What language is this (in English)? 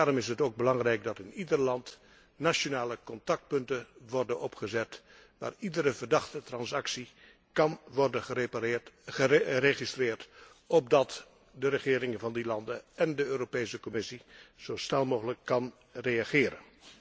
Dutch